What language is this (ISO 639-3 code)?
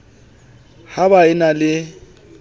sot